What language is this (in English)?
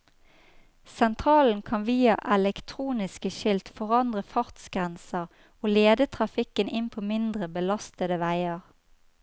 Norwegian